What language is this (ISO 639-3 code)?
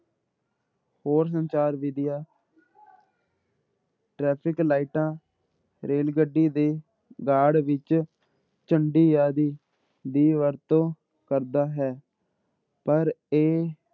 pan